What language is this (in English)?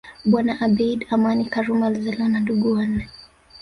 Swahili